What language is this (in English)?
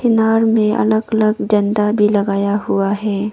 Hindi